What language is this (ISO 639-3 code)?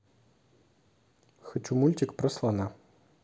rus